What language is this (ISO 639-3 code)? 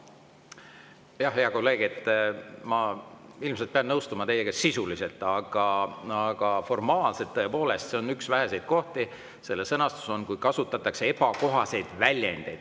est